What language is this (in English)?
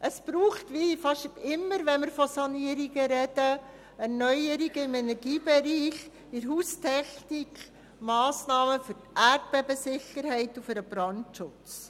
Swiss German